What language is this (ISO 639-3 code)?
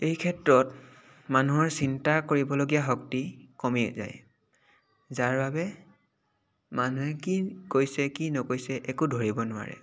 asm